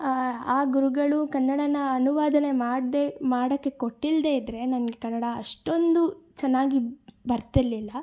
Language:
Kannada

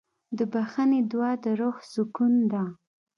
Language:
Pashto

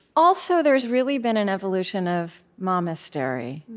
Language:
English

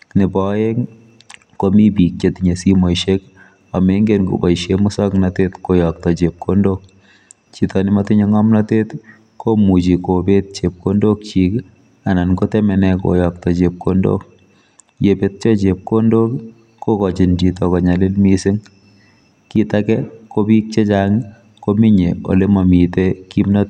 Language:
Kalenjin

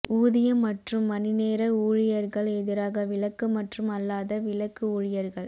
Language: Tamil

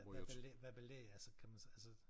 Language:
Danish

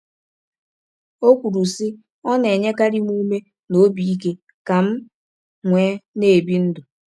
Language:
Igbo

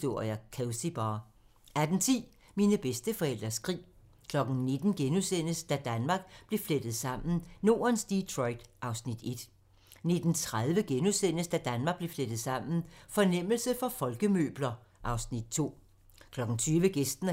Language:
Danish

